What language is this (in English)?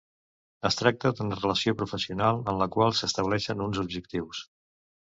Catalan